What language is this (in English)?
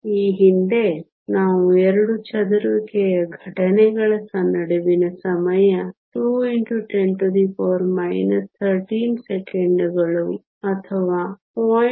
Kannada